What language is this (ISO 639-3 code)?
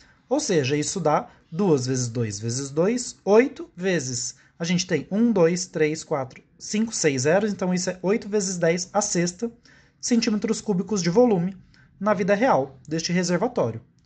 por